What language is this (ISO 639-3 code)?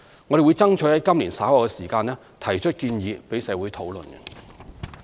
yue